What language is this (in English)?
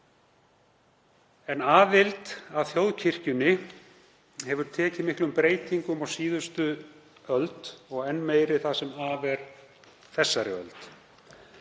Icelandic